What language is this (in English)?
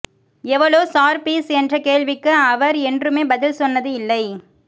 Tamil